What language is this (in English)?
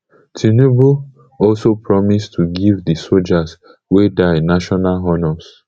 Nigerian Pidgin